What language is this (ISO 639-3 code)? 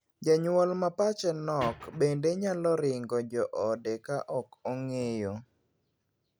luo